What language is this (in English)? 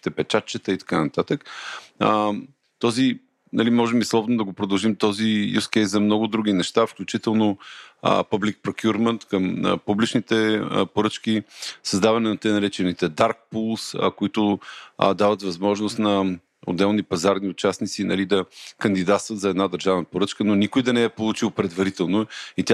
Bulgarian